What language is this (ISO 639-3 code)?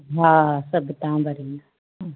snd